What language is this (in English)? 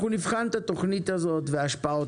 Hebrew